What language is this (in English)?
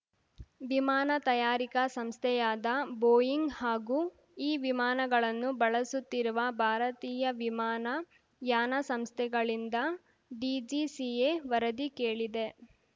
Kannada